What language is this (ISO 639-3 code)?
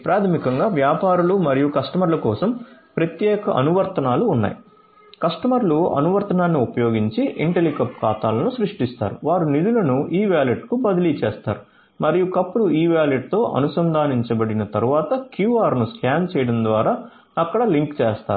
tel